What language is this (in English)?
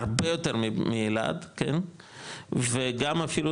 Hebrew